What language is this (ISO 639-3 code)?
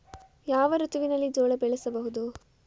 kan